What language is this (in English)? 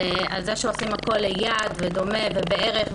Hebrew